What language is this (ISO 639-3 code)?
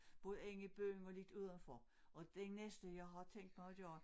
dan